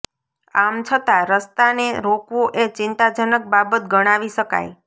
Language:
Gujarati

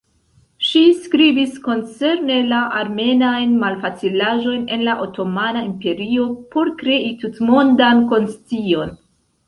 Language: Esperanto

